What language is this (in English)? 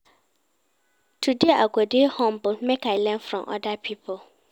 Nigerian Pidgin